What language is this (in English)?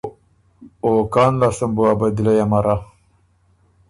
Ormuri